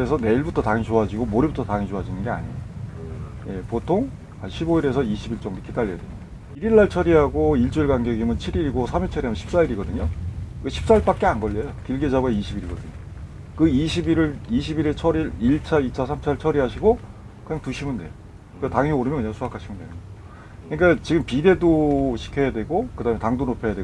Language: Korean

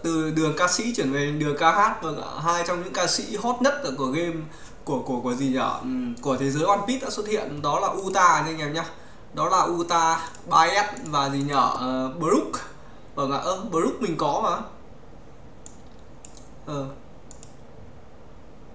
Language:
Vietnamese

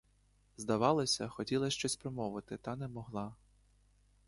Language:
Ukrainian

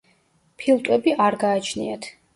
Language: Georgian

